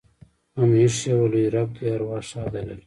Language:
Pashto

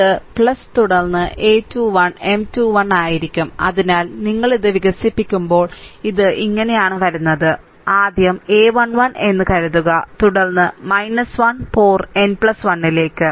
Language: Malayalam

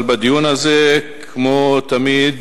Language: Hebrew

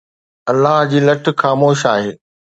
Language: Sindhi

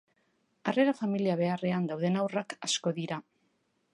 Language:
Basque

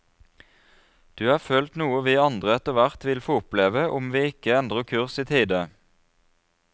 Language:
Norwegian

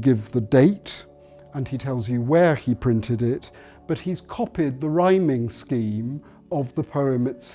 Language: English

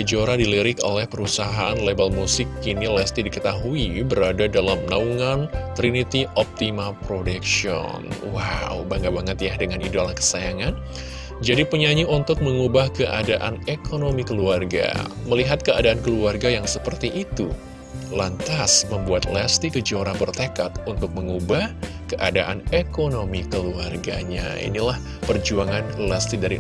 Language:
Indonesian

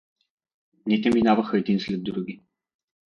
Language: Bulgarian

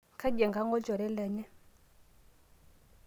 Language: Masai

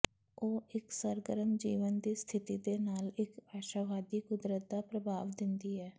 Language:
Punjabi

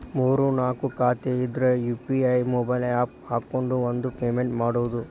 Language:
Kannada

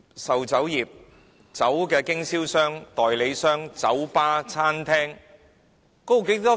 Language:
Cantonese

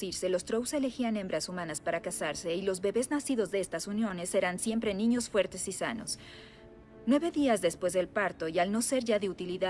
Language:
Spanish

